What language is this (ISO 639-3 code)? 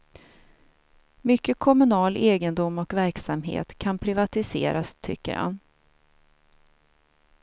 swe